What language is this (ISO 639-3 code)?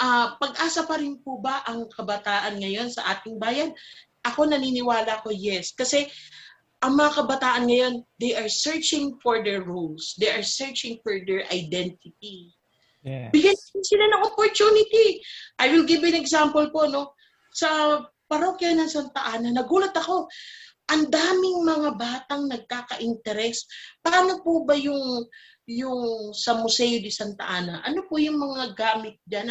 fil